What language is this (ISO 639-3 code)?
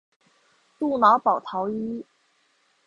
zho